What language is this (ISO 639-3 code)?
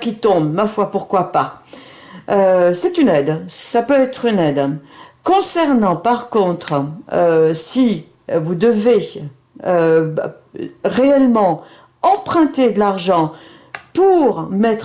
fra